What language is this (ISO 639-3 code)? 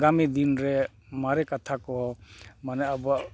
sat